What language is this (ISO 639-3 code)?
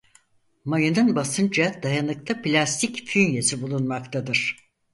tur